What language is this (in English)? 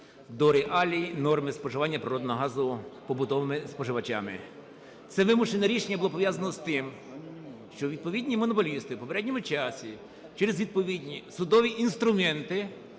Ukrainian